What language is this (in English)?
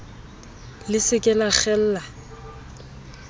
Southern Sotho